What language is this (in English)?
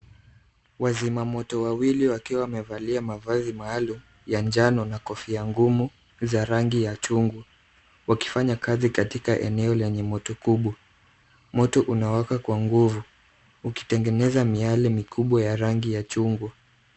Swahili